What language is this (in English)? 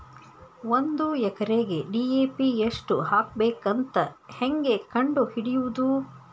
Kannada